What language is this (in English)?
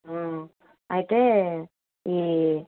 Telugu